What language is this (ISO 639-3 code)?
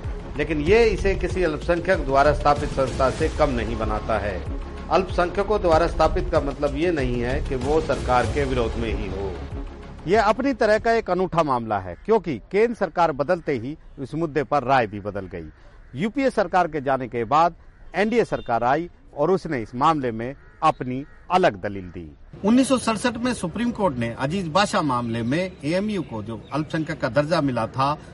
hin